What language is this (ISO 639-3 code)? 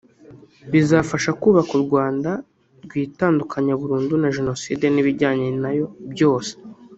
kin